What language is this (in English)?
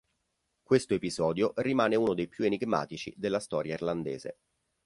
Italian